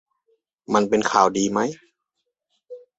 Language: Thai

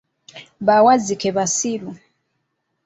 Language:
Ganda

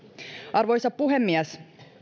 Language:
Finnish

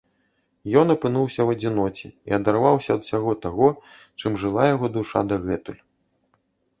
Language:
Belarusian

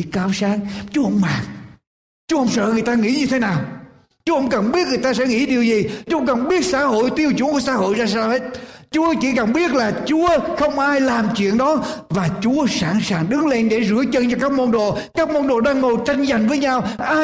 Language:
Vietnamese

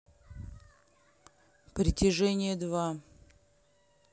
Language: Russian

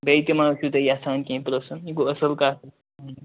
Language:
Kashmiri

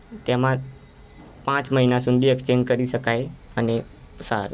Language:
Gujarati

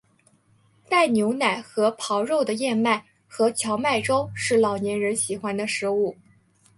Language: Chinese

